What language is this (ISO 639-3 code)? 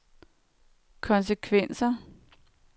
dan